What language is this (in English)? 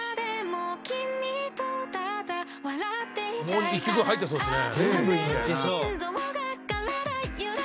Japanese